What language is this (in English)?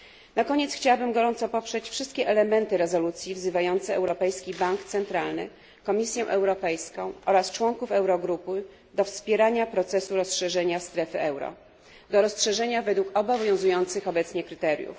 Polish